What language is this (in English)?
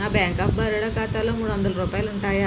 Telugu